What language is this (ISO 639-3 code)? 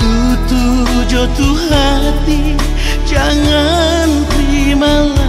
ind